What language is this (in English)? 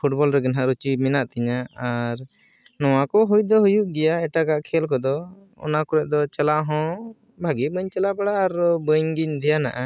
Santali